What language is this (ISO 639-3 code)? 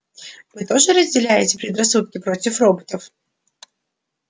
rus